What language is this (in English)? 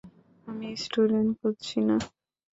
Bangla